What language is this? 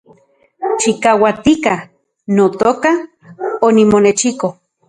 Central Puebla Nahuatl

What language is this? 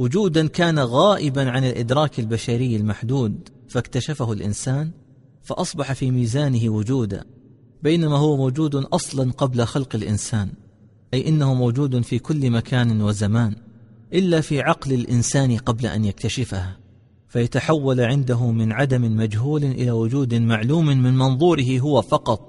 Arabic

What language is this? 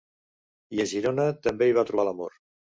Catalan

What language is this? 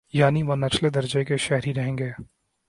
Urdu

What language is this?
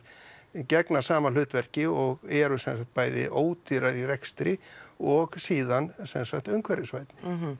Icelandic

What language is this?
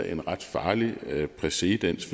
Danish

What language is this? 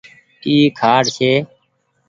Goaria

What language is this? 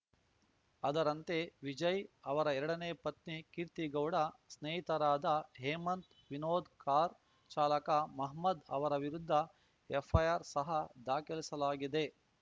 Kannada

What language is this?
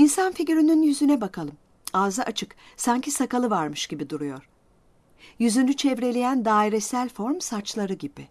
Turkish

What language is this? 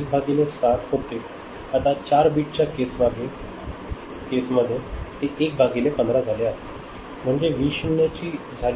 Marathi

